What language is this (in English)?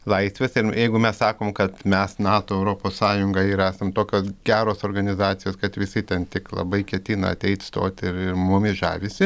Lithuanian